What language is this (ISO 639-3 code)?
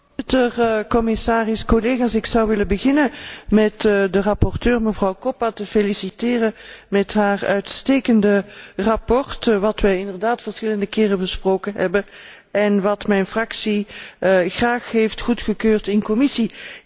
nld